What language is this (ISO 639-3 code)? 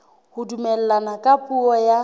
sot